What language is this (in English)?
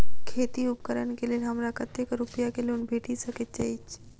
Maithili